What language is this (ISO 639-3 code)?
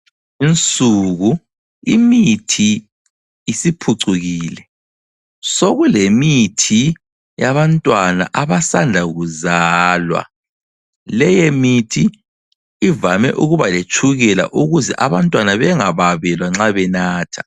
nde